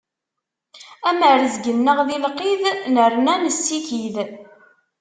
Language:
Kabyle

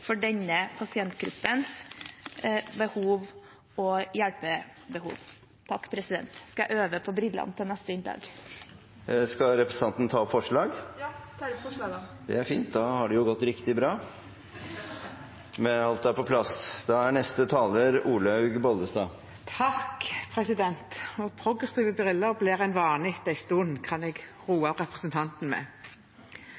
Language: Norwegian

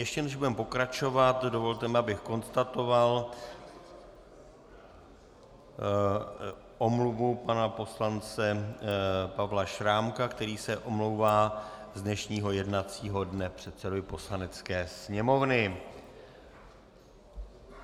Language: Czech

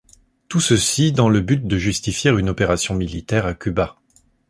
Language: French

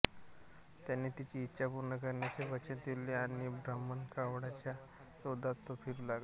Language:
Marathi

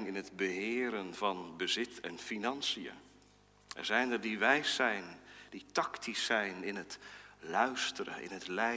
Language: Dutch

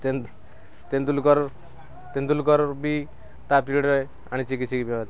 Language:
Odia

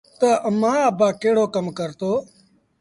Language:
Sindhi Bhil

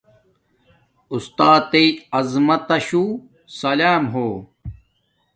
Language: Domaaki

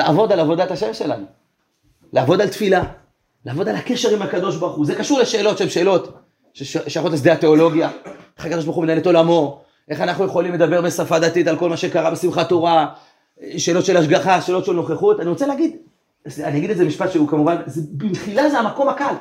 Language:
Hebrew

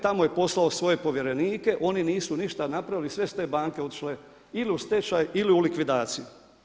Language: Croatian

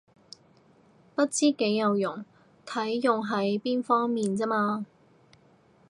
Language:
Cantonese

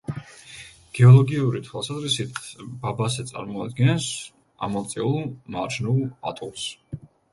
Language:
Georgian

